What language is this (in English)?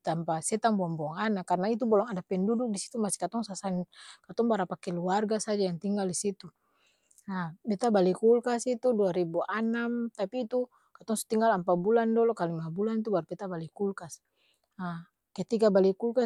Ambonese Malay